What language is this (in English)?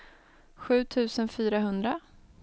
Swedish